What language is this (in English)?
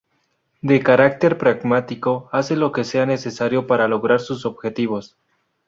Spanish